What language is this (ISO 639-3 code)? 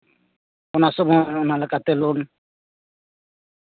sat